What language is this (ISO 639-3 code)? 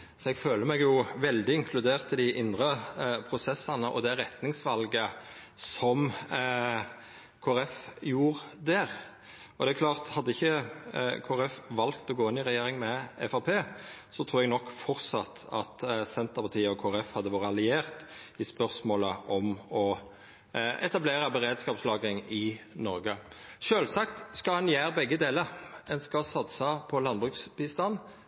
nno